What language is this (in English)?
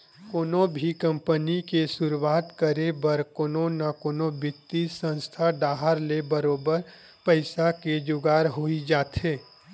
Chhattisgarhi